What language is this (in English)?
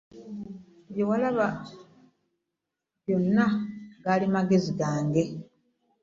Ganda